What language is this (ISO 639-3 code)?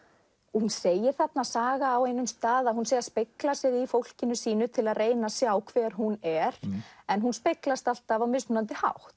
isl